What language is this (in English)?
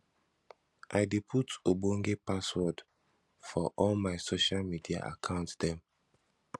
Nigerian Pidgin